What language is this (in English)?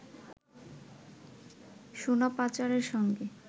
Bangla